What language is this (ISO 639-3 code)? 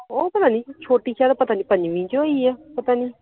pan